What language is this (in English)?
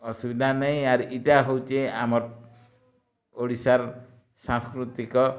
Odia